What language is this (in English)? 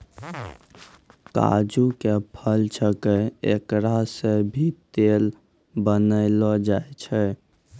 Maithili